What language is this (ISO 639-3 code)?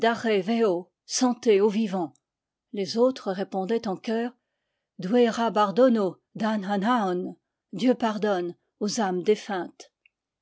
fra